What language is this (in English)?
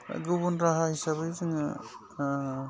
Bodo